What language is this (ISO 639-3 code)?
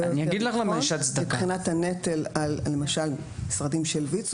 heb